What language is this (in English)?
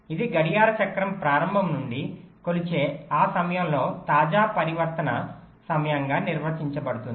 Telugu